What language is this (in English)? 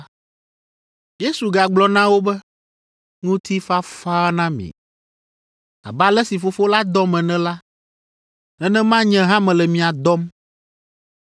Ewe